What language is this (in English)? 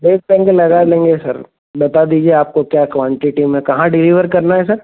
Hindi